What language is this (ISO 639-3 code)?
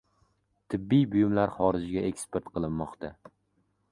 uzb